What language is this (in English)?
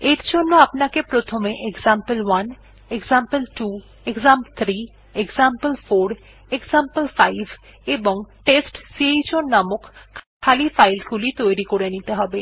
Bangla